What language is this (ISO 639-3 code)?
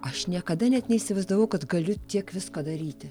lit